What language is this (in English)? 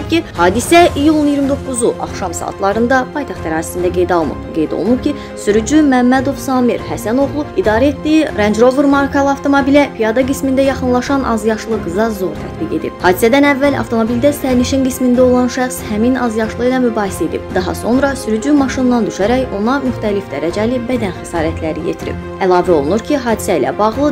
Turkish